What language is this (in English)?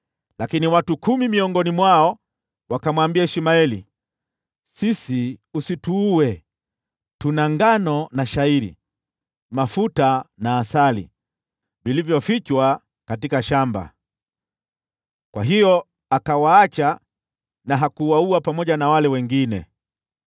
Swahili